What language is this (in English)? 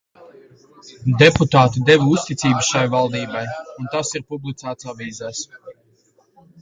Latvian